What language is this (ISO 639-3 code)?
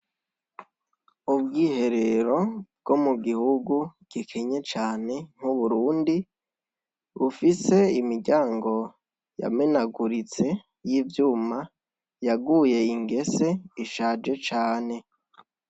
run